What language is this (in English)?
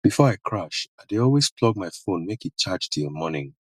Nigerian Pidgin